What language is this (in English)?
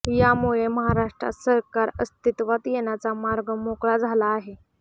Marathi